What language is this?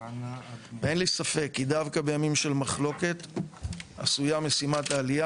Hebrew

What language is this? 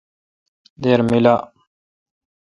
Kalkoti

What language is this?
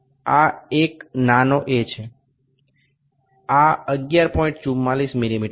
Bangla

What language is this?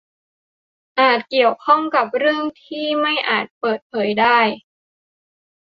Thai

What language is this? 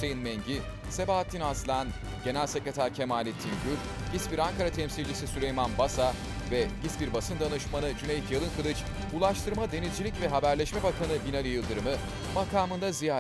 Turkish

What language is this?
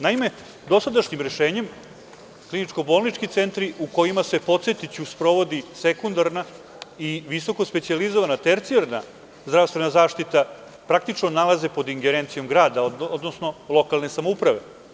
Serbian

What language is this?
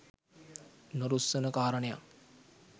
Sinhala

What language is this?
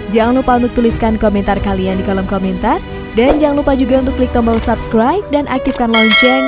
Indonesian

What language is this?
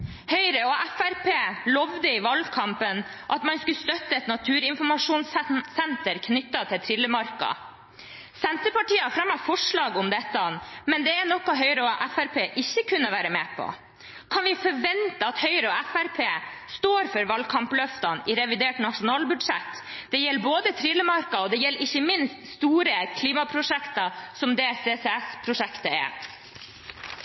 Norwegian Bokmål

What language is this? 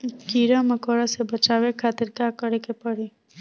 Bhojpuri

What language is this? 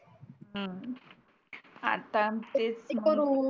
Marathi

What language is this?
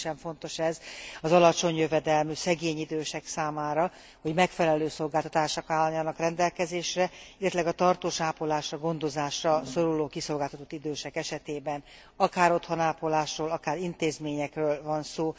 Hungarian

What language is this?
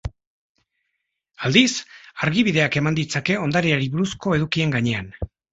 Basque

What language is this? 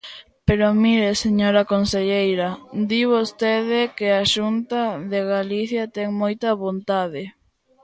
Galician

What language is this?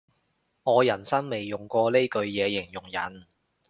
Cantonese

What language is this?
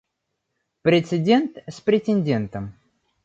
Russian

